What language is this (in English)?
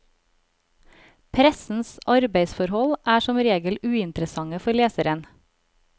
Norwegian